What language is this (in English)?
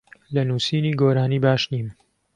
Central Kurdish